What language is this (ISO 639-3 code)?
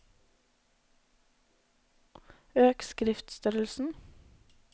nor